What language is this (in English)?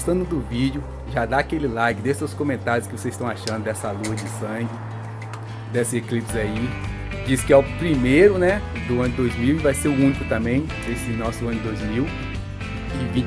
Portuguese